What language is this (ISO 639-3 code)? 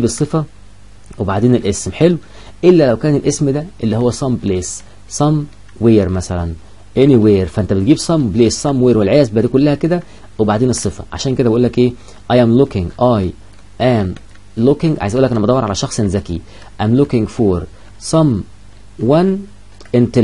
ara